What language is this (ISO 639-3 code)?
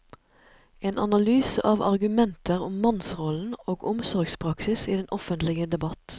nor